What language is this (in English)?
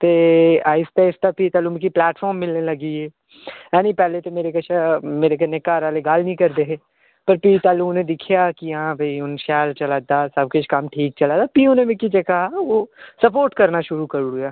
Dogri